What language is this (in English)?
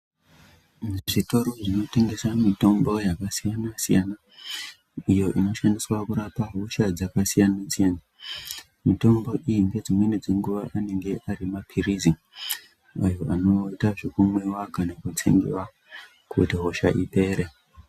Ndau